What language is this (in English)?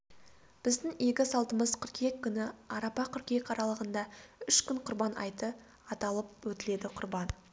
Kazakh